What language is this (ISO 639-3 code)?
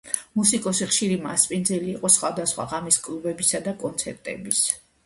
kat